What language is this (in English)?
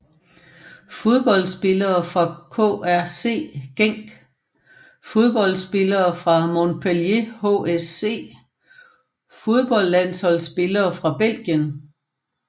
Danish